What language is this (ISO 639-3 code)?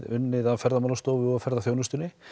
isl